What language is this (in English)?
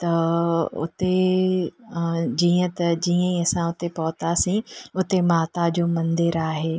Sindhi